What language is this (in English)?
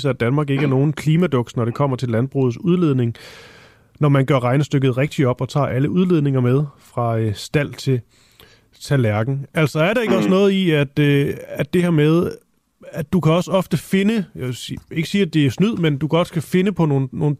Danish